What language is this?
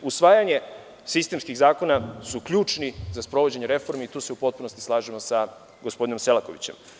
Serbian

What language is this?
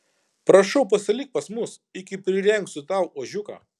Lithuanian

